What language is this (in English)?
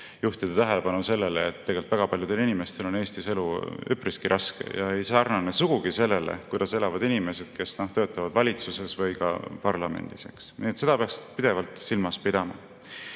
Estonian